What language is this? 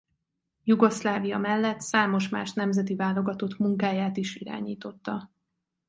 Hungarian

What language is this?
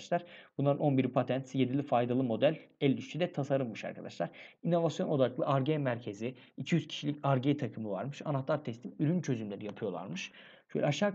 Turkish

